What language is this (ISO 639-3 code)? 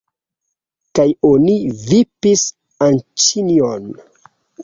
epo